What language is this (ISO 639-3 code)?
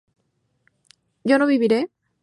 spa